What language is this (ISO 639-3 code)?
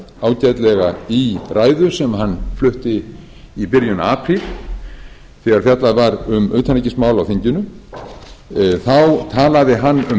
isl